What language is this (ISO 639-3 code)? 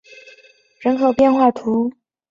zho